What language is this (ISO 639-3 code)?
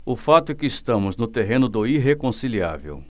por